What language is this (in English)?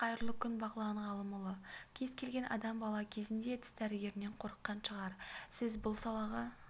Kazakh